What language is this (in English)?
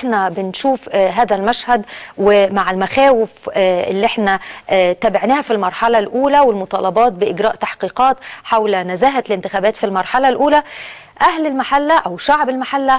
Arabic